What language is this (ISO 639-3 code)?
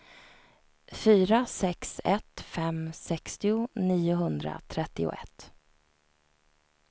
swe